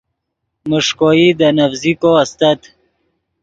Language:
Yidgha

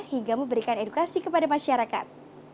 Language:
Indonesian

